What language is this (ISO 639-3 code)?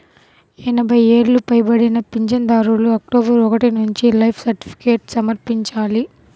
tel